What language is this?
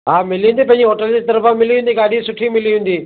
Sindhi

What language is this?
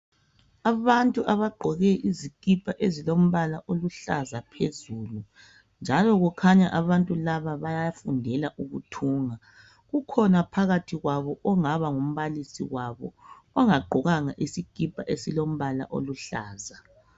North Ndebele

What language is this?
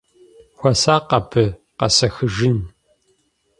Kabardian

